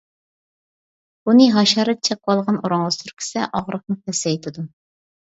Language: Uyghur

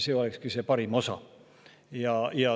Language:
Estonian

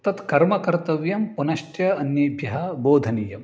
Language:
Sanskrit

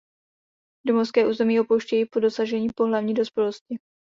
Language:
Czech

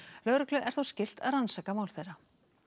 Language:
Icelandic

